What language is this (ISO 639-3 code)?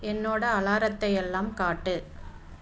tam